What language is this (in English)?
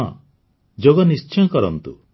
Odia